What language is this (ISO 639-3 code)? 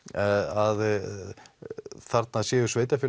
isl